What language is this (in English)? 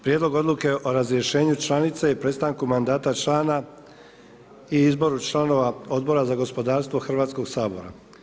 Croatian